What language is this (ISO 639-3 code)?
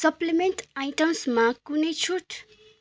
nep